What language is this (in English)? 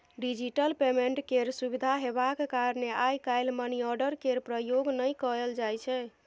Maithili